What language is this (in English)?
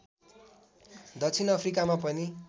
Nepali